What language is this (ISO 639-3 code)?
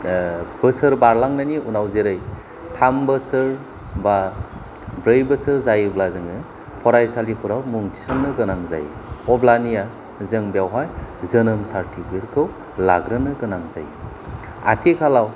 brx